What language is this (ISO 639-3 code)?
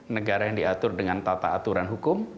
ind